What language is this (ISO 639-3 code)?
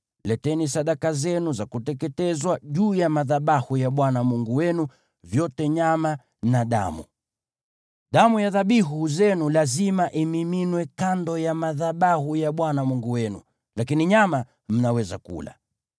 swa